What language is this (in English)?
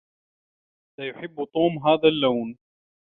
Arabic